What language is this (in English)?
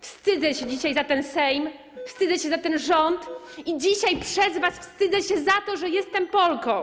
Polish